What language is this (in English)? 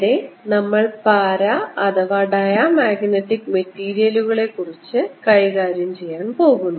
Malayalam